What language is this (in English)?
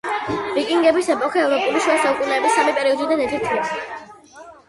Georgian